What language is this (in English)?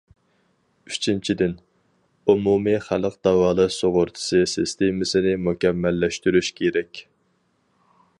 Uyghur